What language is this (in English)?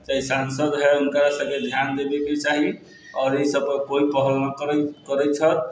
Maithili